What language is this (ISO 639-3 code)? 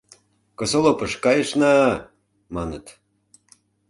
chm